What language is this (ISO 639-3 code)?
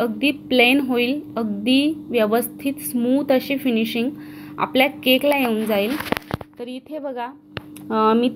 hin